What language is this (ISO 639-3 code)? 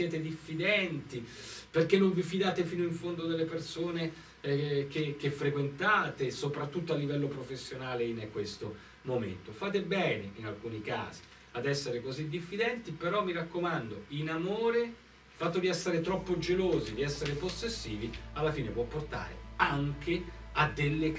ita